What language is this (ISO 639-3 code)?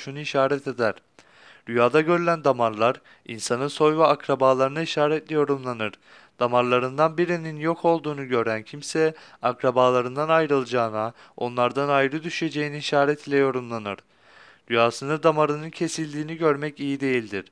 tur